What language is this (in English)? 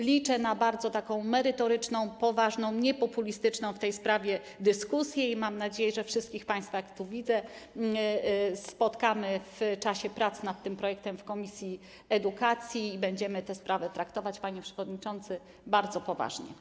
Polish